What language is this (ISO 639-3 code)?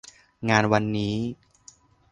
tha